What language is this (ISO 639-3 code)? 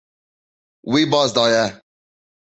kur